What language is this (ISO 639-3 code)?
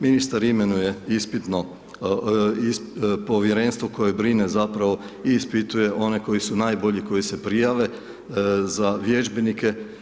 hrv